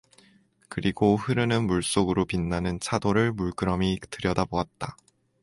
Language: Korean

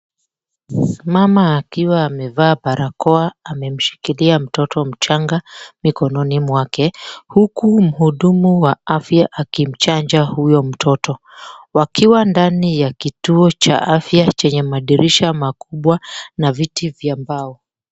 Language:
Swahili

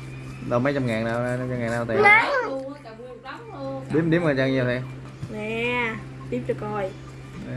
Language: Vietnamese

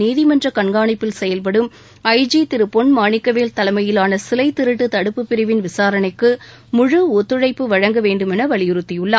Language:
Tamil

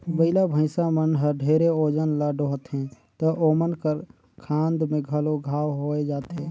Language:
Chhattisgarhi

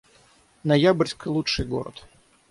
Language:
Russian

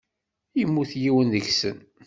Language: Kabyle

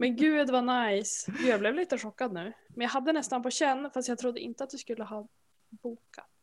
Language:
Swedish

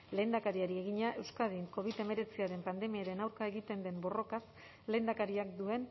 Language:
Basque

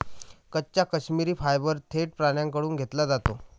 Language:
Marathi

